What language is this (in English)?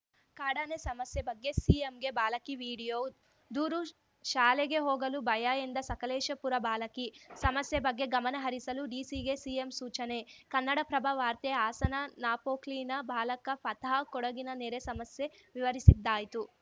Kannada